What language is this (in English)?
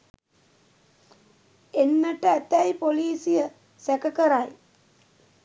Sinhala